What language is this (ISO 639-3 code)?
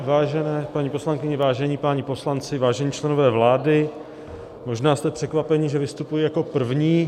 ces